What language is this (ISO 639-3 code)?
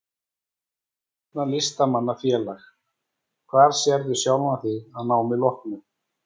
isl